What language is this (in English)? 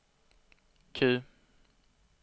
Swedish